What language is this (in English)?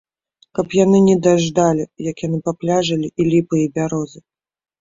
Belarusian